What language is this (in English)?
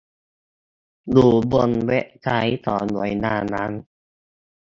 Thai